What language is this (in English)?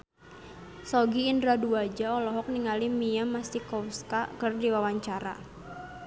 Sundanese